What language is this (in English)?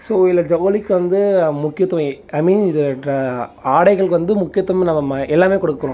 Tamil